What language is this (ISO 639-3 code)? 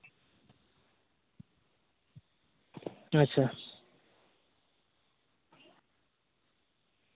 sat